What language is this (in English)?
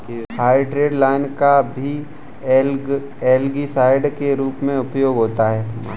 Hindi